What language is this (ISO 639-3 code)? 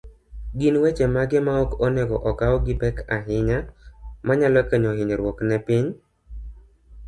luo